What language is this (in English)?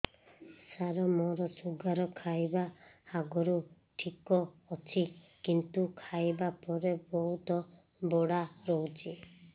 Odia